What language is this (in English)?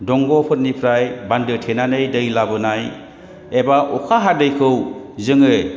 Bodo